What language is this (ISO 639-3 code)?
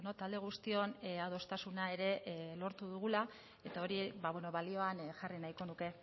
eus